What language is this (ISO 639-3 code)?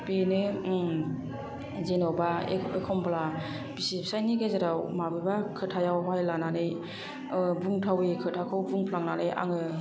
brx